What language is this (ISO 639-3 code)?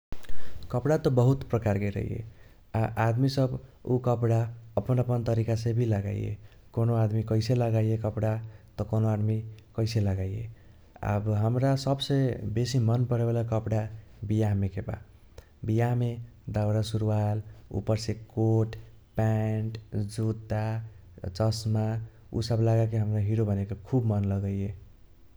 thq